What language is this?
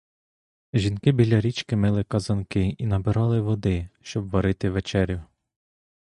Ukrainian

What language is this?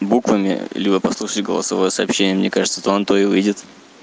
Russian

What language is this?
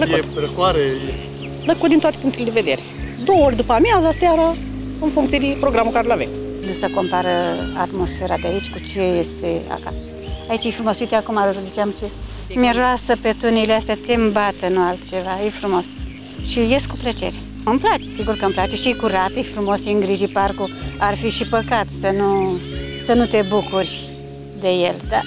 Romanian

